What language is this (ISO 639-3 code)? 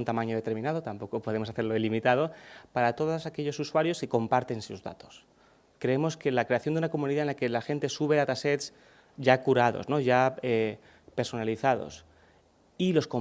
spa